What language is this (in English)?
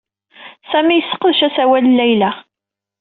Kabyle